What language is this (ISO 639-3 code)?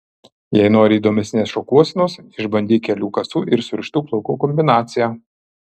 lit